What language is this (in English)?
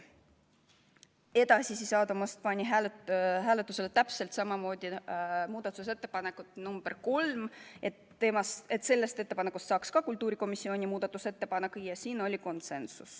Estonian